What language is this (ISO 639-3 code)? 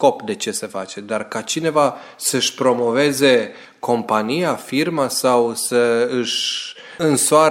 ron